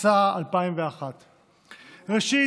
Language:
Hebrew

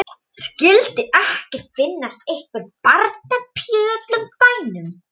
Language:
Icelandic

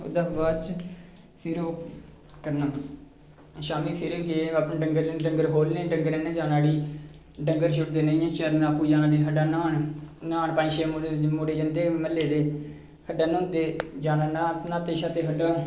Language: Dogri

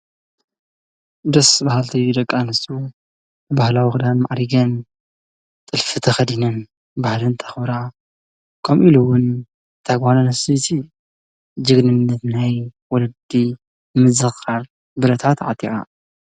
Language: Tigrinya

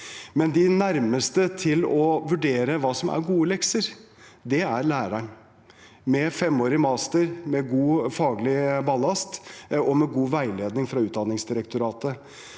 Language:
Norwegian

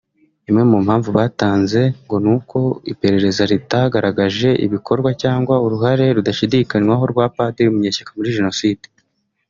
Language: Kinyarwanda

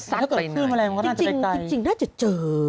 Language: Thai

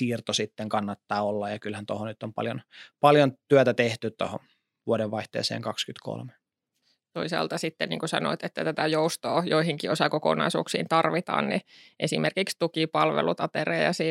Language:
Finnish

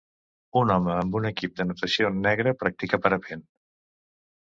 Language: Catalan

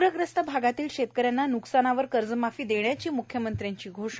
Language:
Marathi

